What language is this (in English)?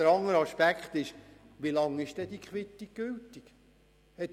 Swiss German